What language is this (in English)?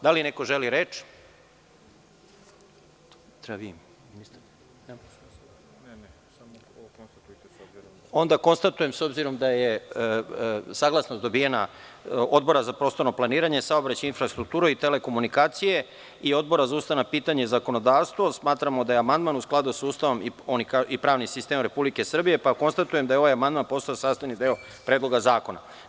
Serbian